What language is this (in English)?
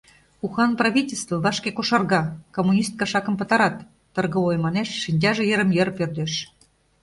Mari